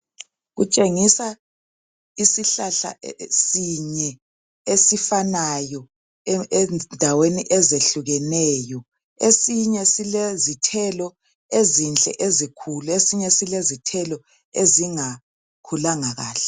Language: North Ndebele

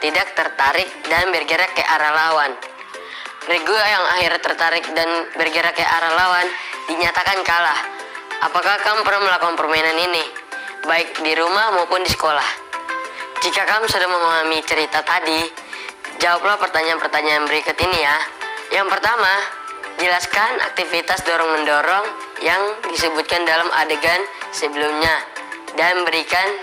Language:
Indonesian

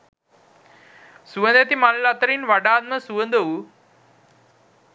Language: Sinhala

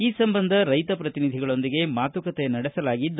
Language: Kannada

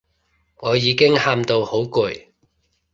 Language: Cantonese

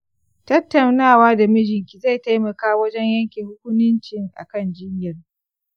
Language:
Hausa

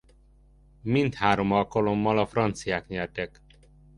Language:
Hungarian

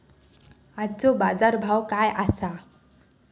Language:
Marathi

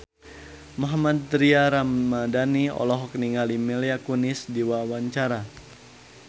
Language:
Sundanese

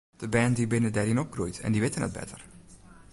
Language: Western Frisian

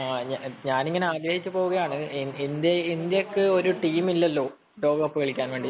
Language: Malayalam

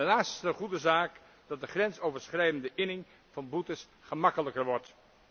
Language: Dutch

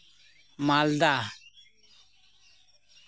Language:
Santali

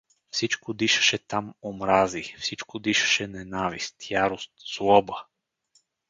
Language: Bulgarian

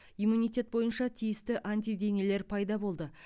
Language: Kazakh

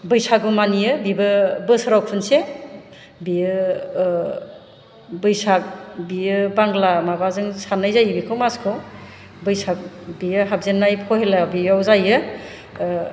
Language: Bodo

